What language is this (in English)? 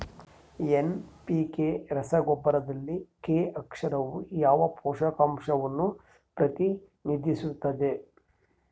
Kannada